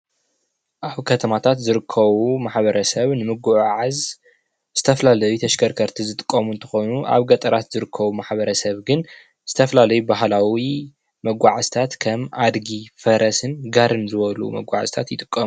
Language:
Tigrinya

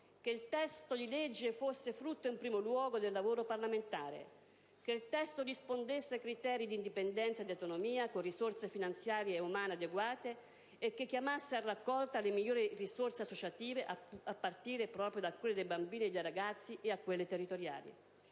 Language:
Italian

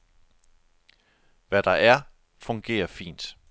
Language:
Danish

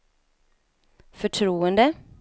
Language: Swedish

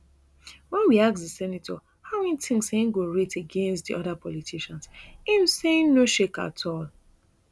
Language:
Nigerian Pidgin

